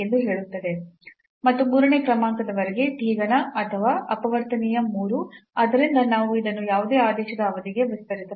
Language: Kannada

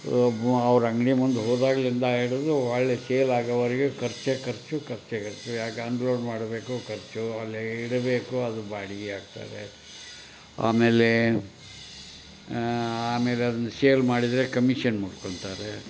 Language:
Kannada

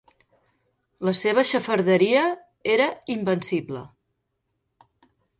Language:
Catalan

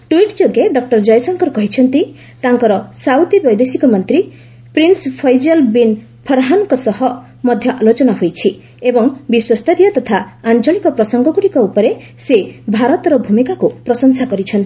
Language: Odia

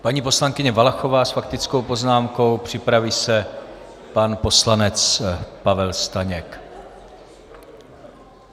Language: Czech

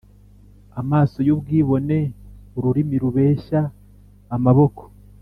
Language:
Kinyarwanda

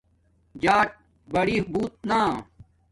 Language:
Domaaki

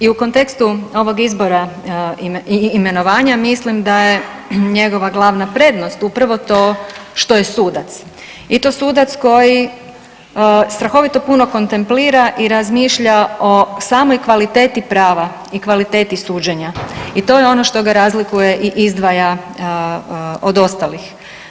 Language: Croatian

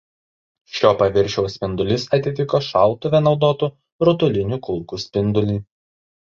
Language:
Lithuanian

